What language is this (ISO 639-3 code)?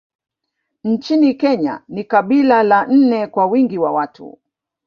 swa